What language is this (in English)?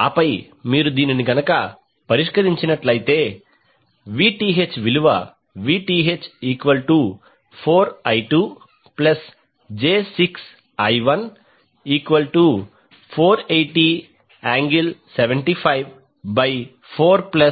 Telugu